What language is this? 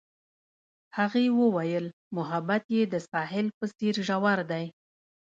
Pashto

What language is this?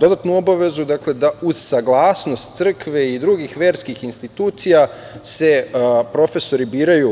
Serbian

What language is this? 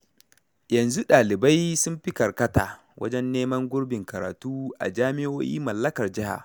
Hausa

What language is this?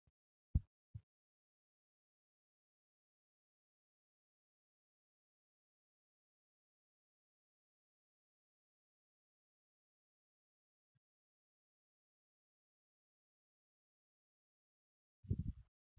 Oromo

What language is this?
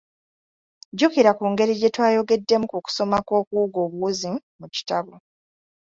Ganda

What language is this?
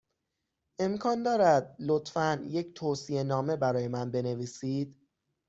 Persian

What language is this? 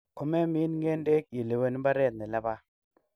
Kalenjin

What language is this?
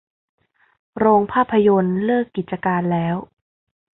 Thai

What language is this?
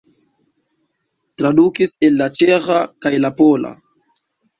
Esperanto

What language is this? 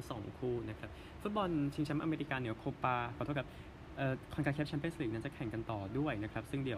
Thai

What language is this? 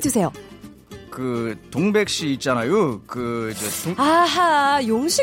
Korean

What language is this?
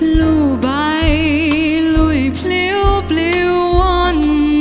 Thai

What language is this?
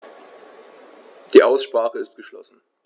German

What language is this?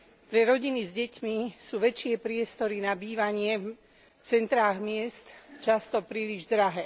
Slovak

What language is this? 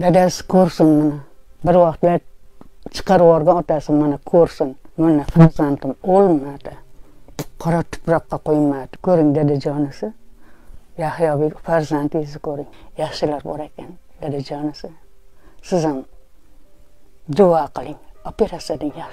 Turkish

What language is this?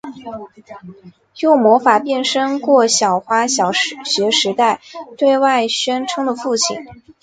Chinese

